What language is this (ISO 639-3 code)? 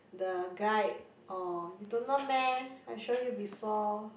eng